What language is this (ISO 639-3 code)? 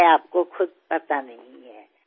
asm